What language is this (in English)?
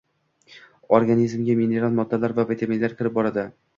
Uzbek